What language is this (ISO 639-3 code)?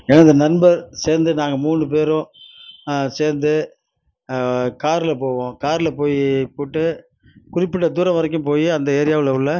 tam